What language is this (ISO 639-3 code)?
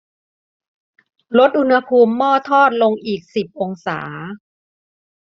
tha